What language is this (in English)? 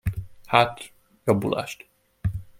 Hungarian